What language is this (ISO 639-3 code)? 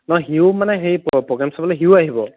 asm